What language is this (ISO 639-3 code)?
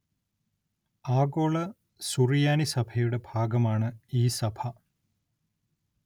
mal